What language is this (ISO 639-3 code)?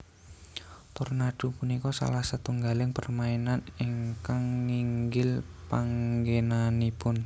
jav